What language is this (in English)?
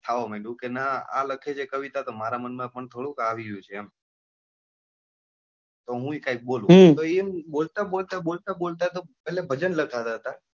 Gujarati